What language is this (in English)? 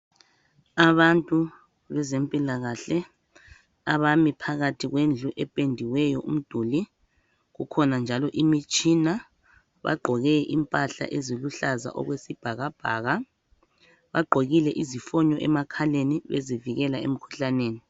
North Ndebele